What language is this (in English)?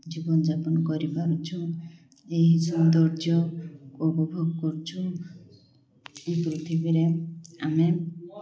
Odia